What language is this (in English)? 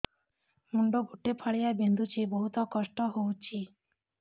Odia